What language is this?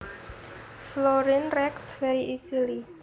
Javanese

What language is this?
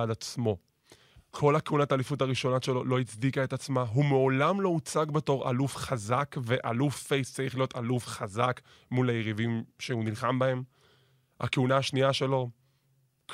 Hebrew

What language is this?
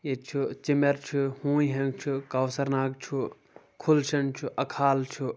Kashmiri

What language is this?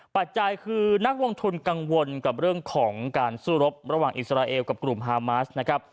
Thai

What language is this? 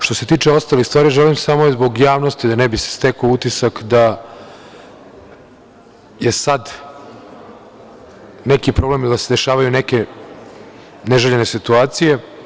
Serbian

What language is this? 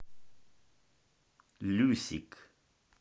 Russian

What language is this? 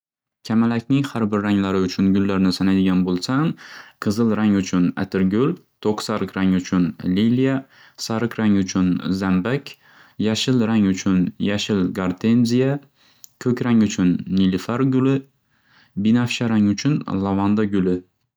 Uzbek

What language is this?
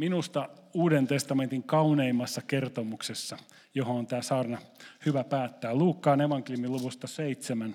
Finnish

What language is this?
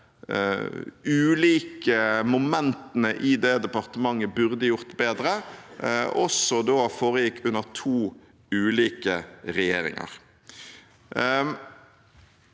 Norwegian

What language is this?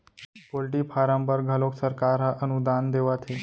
Chhattisgarhi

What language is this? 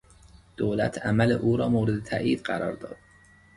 Persian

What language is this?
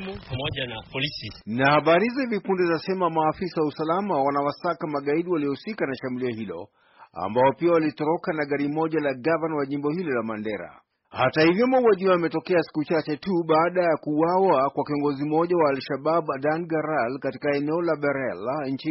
Swahili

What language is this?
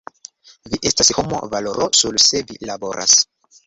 Esperanto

